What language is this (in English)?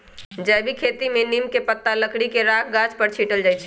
Magahi